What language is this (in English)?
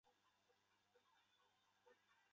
Chinese